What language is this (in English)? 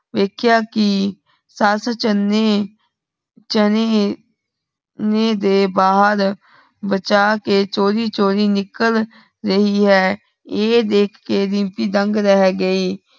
Punjabi